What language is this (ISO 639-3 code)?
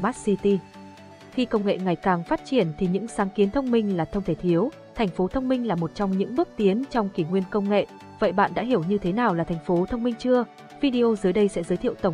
vie